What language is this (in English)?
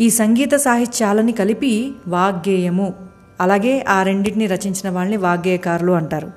Telugu